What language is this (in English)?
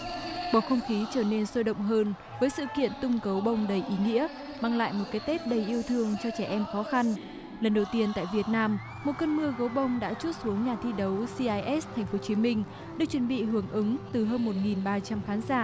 Vietnamese